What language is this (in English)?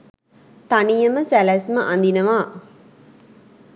Sinhala